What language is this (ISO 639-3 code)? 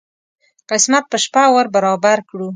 pus